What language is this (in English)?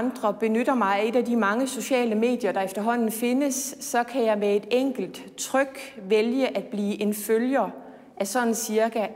Danish